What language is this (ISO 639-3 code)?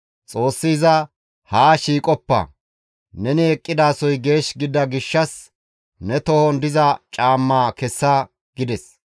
gmv